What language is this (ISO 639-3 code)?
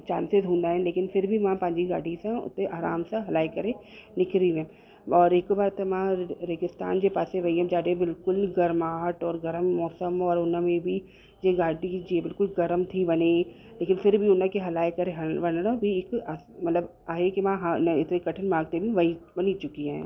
snd